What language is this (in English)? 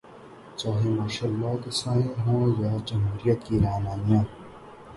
Urdu